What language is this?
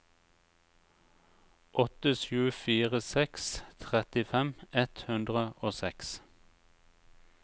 Norwegian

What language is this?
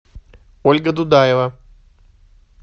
Russian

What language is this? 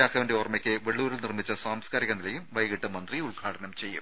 Malayalam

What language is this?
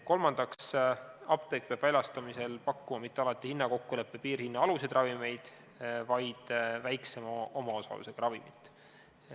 Estonian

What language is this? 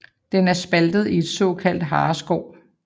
Danish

